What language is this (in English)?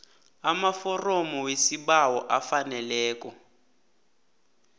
South Ndebele